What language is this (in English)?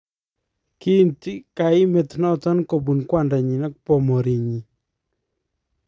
Kalenjin